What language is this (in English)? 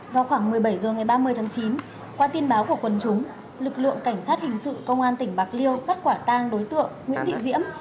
Vietnamese